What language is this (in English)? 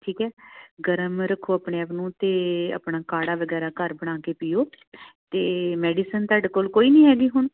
Punjabi